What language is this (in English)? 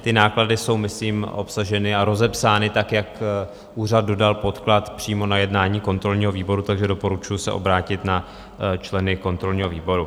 Czech